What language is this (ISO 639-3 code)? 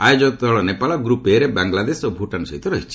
ori